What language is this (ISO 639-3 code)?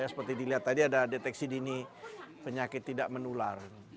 ind